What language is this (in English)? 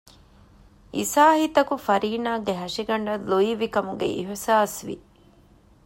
Divehi